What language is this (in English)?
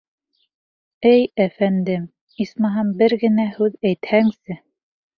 Bashkir